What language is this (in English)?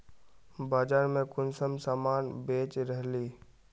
Magahi